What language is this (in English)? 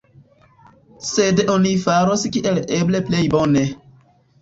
Esperanto